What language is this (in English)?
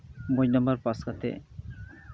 Santali